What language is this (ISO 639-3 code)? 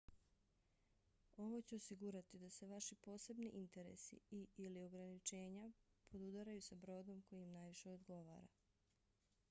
bos